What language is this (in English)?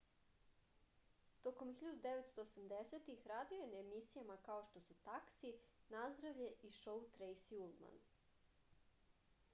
Serbian